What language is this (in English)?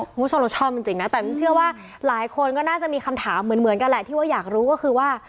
Thai